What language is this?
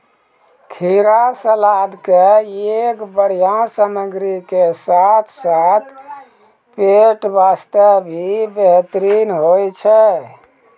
Maithili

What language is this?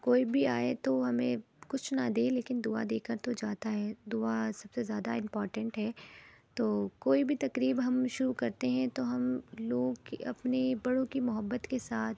Urdu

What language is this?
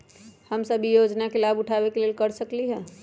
Magahi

